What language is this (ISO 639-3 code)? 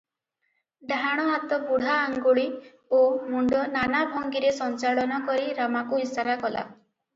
ori